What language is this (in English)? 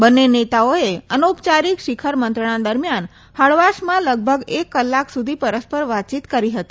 Gujarati